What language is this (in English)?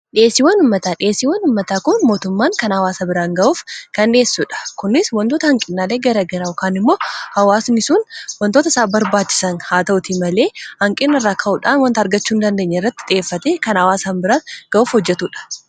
Oromo